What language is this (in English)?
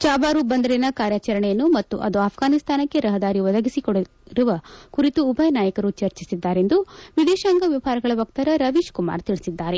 Kannada